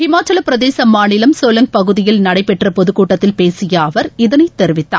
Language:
Tamil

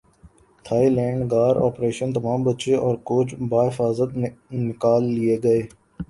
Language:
Urdu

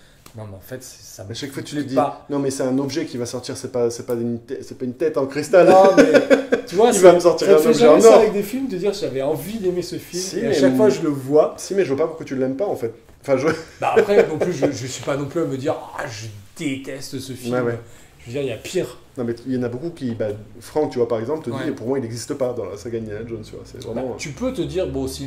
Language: French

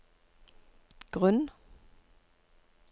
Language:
Norwegian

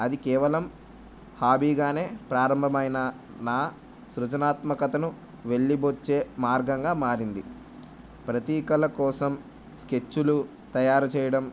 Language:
Telugu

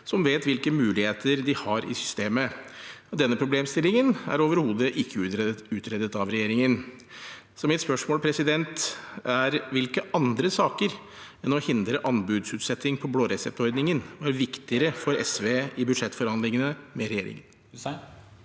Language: Norwegian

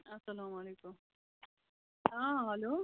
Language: Kashmiri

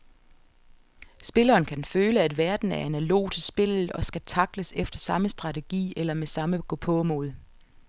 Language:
Danish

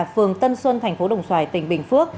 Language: Vietnamese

